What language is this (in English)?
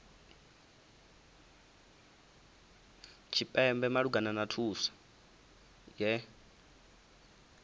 Venda